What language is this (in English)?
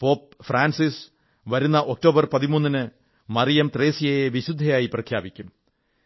Malayalam